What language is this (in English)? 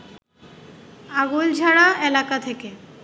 Bangla